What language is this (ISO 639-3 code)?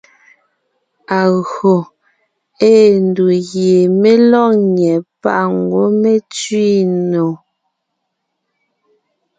nnh